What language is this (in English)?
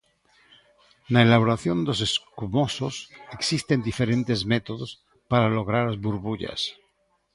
Galician